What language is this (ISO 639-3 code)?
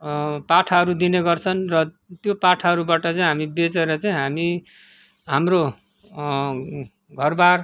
nep